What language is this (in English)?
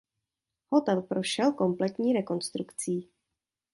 Czech